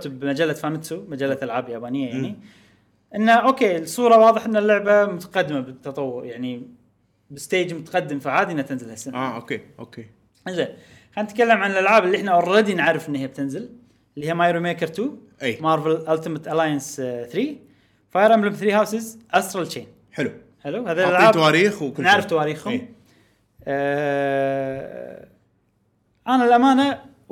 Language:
Arabic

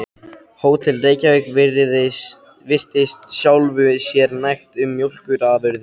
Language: Icelandic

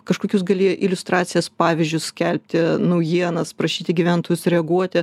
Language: Lithuanian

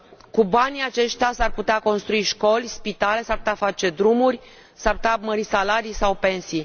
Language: Romanian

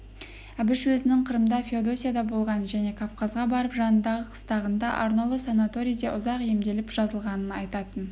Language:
Kazakh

